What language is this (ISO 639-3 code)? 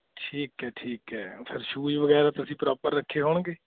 pan